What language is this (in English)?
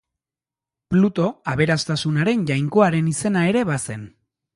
Basque